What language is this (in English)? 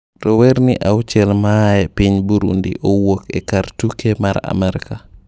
Luo (Kenya and Tanzania)